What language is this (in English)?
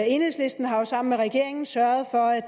Danish